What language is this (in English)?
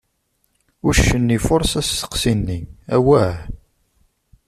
Kabyle